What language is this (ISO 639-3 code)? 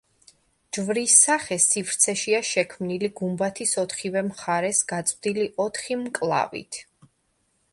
kat